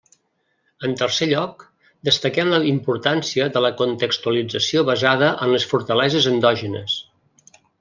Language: Catalan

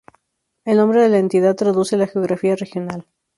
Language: Spanish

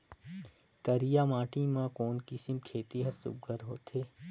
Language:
Chhattisgarhi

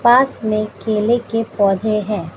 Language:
Hindi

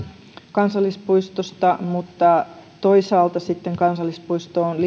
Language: Finnish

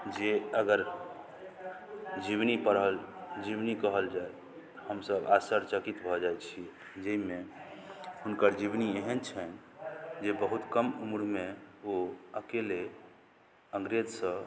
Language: Maithili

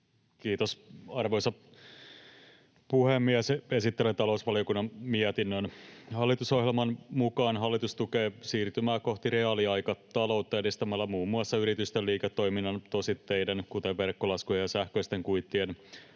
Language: Finnish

